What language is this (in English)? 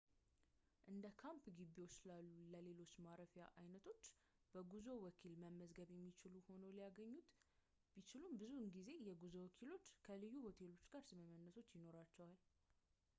Amharic